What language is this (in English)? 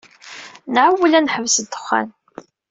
Kabyle